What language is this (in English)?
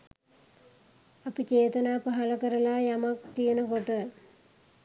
Sinhala